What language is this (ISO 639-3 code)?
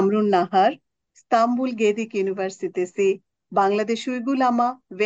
tur